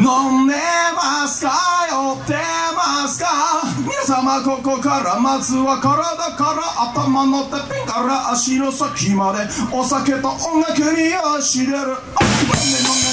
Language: Japanese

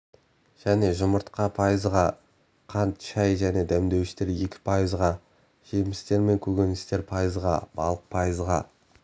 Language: Kazakh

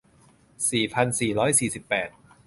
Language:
Thai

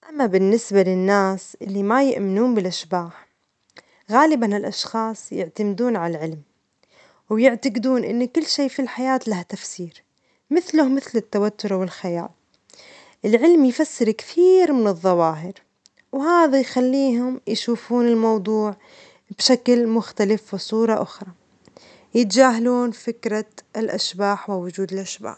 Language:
Omani Arabic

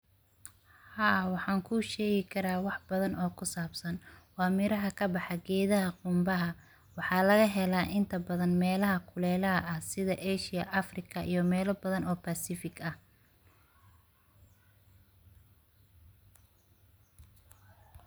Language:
Somali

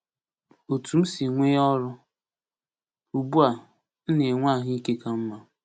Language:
Igbo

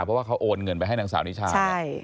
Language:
Thai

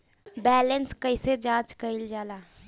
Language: Bhojpuri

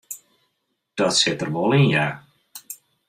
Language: Western Frisian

